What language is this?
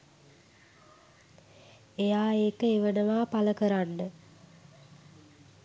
Sinhala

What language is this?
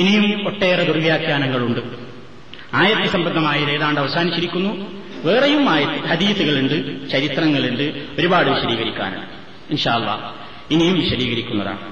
Malayalam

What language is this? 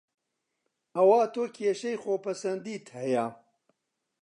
Central Kurdish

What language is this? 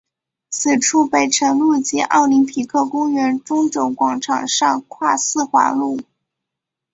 Chinese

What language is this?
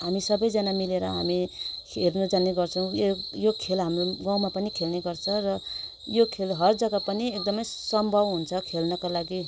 Nepali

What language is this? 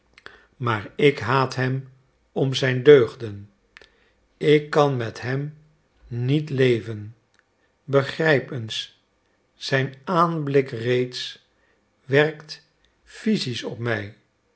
Dutch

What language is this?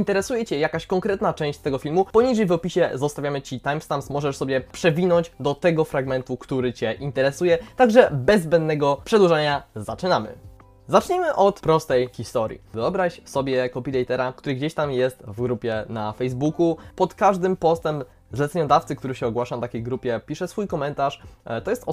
Polish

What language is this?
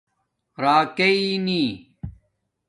Domaaki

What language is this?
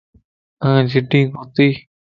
Lasi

